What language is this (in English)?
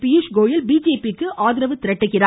Tamil